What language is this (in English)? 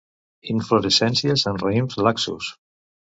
Catalan